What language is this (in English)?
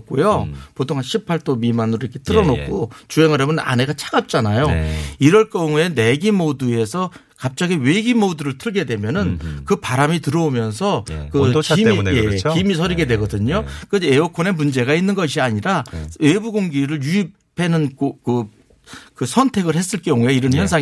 Korean